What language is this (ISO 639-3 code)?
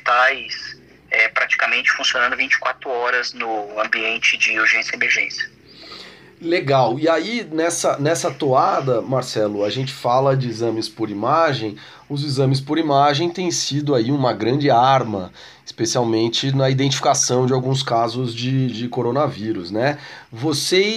por